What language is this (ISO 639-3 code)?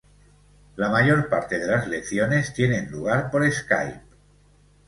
spa